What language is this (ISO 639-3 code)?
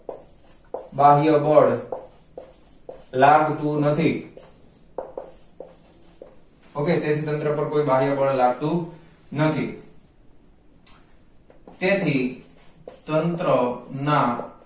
guj